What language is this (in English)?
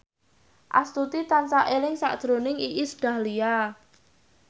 Javanese